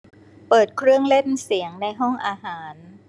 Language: Thai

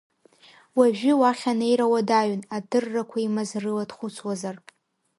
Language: Abkhazian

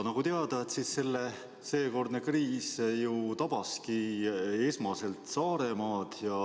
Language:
Estonian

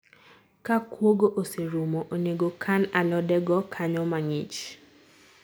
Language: Luo (Kenya and Tanzania)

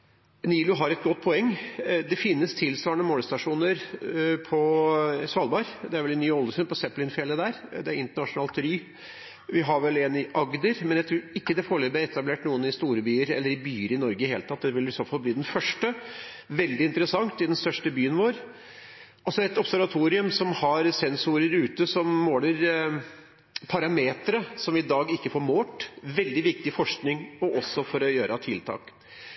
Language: Norwegian Bokmål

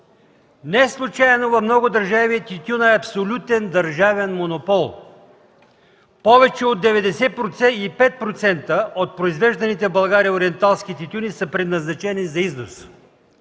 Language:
Bulgarian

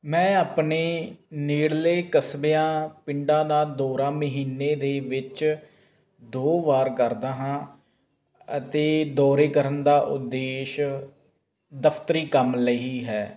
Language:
Punjabi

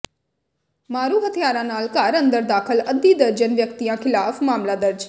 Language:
Punjabi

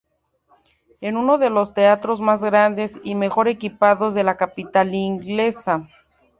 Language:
Spanish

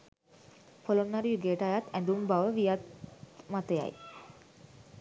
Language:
Sinhala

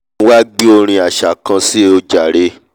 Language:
Yoruba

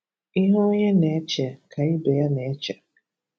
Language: Igbo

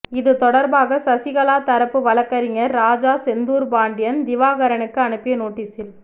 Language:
Tamil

